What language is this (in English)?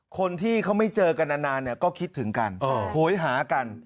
Thai